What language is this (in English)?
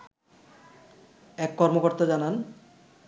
Bangla